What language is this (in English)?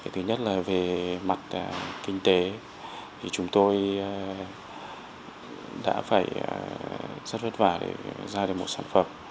Vietnamese